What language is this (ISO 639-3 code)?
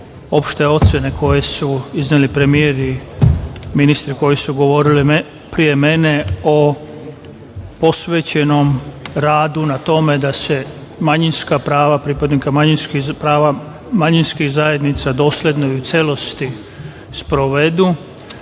srp